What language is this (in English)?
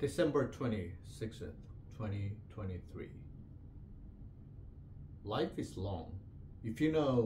English